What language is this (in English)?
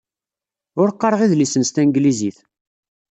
Kabyle